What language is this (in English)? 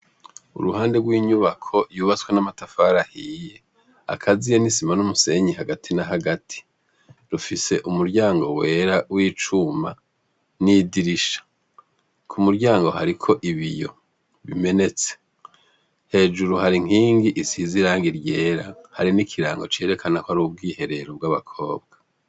Rundi